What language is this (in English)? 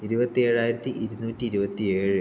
Malayalam